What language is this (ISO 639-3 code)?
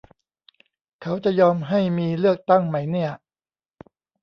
tha